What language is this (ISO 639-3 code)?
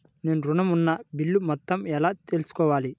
tel